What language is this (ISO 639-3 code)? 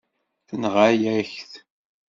kab